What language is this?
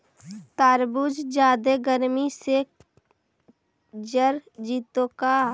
Magahi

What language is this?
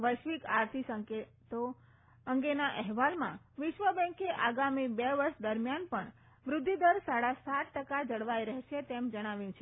Gujarati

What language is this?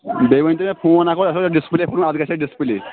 Kashmiri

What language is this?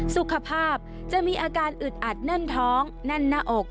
Thai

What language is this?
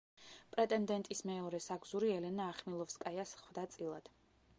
Georgian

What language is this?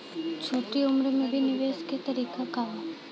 Bhojpuri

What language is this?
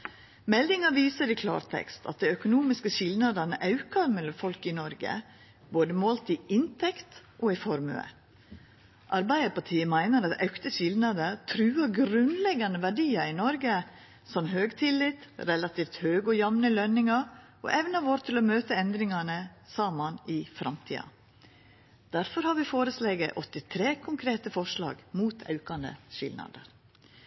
Norwegian Nynorsk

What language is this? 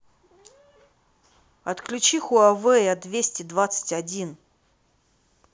Russian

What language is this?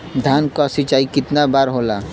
Bhojpuri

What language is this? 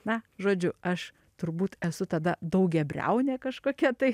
Lithuanian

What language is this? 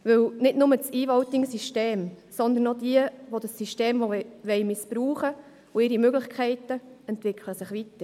Swiss German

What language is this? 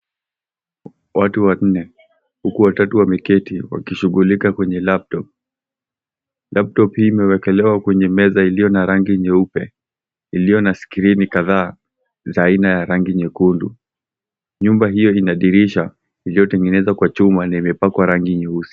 Swahili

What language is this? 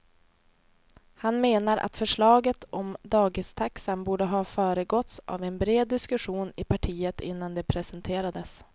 Swedish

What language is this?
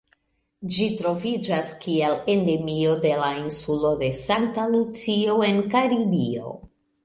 Esperanto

